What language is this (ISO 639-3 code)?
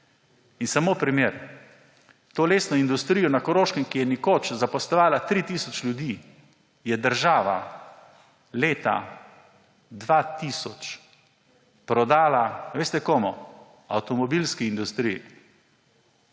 slv